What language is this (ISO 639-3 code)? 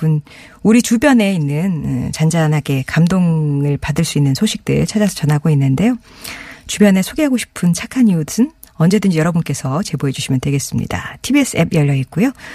kor